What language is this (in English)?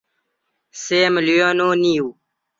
Central Kurdish